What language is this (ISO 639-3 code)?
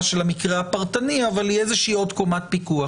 heb